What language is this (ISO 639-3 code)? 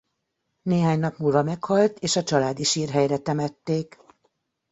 hun